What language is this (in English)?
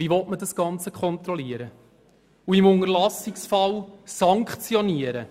Swiss German